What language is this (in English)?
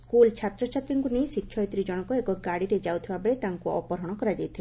Odia